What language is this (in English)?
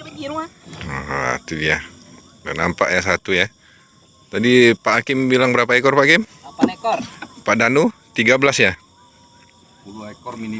Indonesian